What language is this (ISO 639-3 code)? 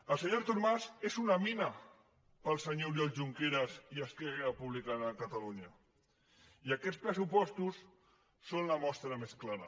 cat